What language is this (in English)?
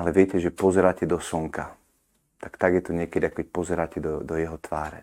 Slovak